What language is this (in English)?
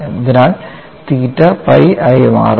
Malayalam